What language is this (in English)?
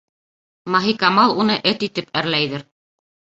Bashkir